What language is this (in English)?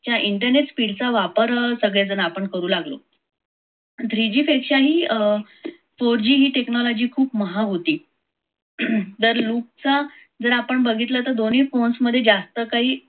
Marathi